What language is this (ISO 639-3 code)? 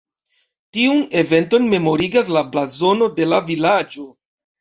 epo